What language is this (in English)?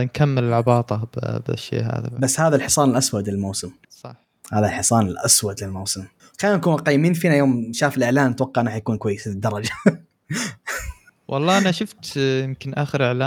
Arabic